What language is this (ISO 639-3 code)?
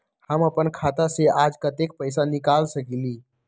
mag